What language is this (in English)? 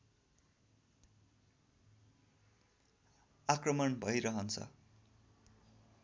Nepali